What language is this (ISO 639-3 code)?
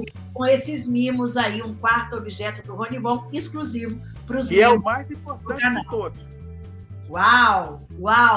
por